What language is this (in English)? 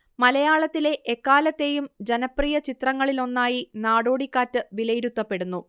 Malayalam